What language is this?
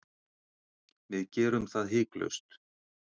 Icelandic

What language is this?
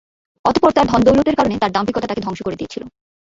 Bangla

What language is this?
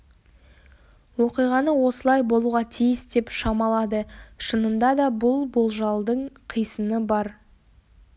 Kazakh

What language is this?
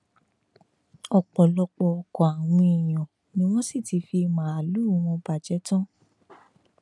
Yoruba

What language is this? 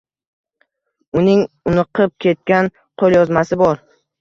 Uzbek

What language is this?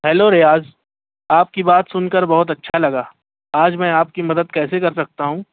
Urdu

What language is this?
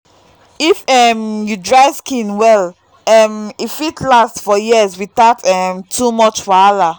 Nigerian Pidgin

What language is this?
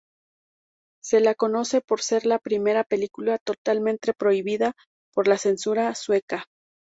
Spanish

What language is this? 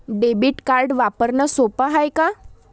Marathi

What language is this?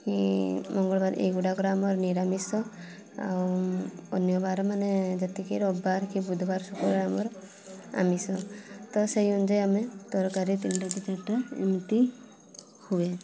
Odia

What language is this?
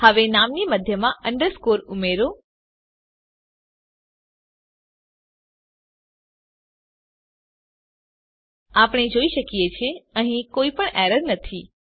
Gujarati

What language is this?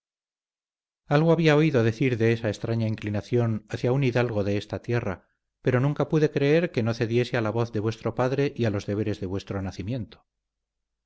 Spanish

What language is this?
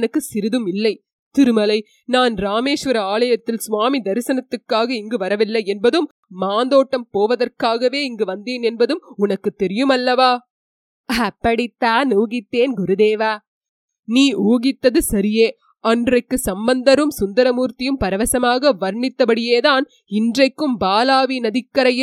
Tamil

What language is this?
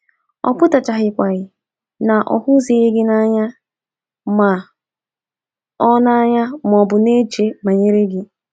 Igbo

